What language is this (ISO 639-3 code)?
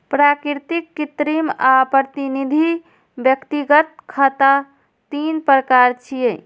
mai